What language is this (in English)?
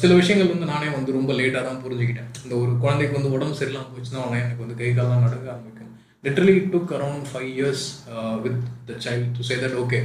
Tamil